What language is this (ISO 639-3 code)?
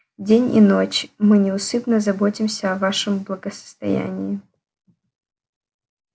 rus